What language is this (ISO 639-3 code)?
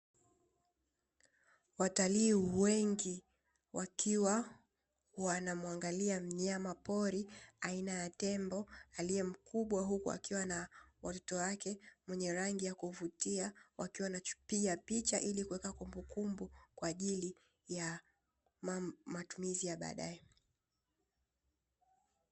swa